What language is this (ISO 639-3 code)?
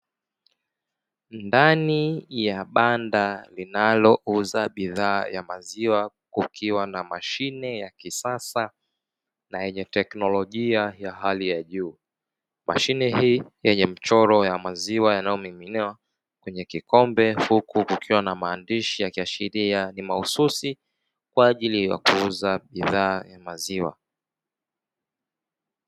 swa